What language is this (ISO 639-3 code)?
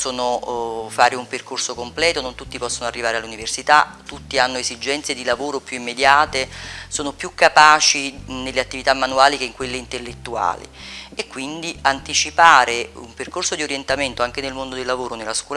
ita